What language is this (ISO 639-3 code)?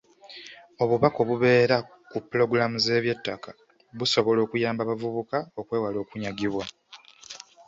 lug